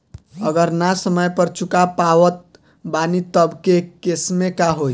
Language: Bhojpuri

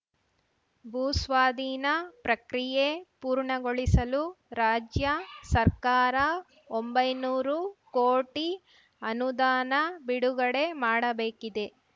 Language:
Kannada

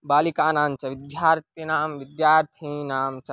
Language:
Sanskrit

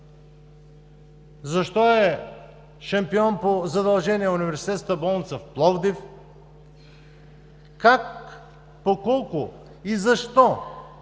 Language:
Bulgarian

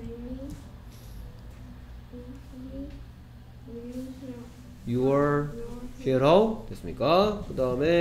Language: Korean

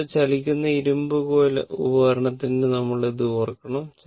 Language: Malayalam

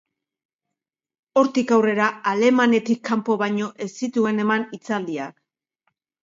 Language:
Basque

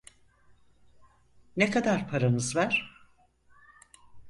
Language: Turkish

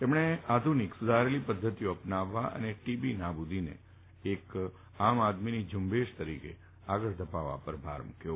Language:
Gujarati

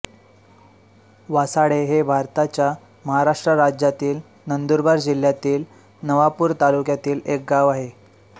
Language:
Marathi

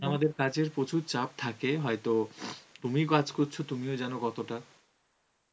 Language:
Bangla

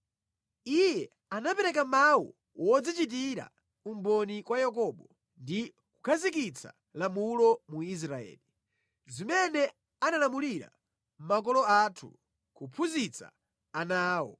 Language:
Nyanja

